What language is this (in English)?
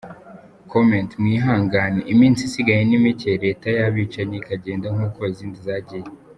Kinyarwanda